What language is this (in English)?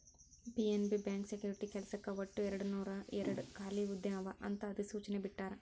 Kannada